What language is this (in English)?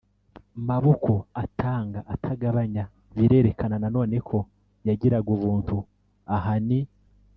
Kinyarwanda